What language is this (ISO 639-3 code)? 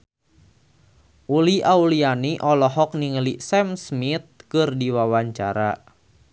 sun